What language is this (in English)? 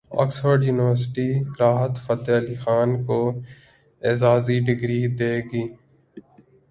Urdu